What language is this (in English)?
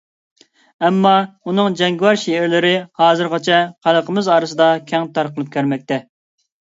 Uyghur